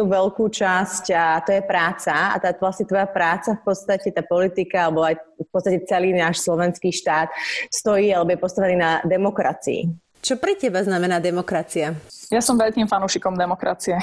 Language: Slovak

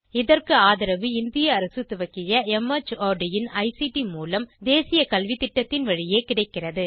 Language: Tamil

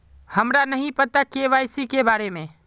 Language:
Magahi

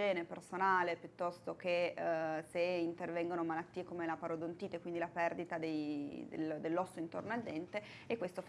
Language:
Italian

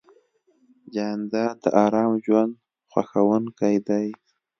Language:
Pashto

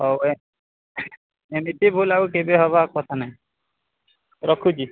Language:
Odia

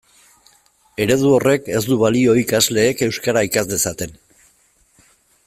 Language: Basque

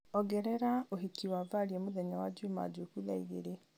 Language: Kikuyu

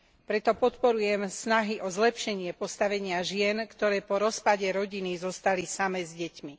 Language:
Slovak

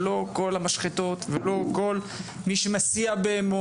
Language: Hebrew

